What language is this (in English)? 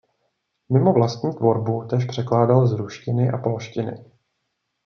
Czech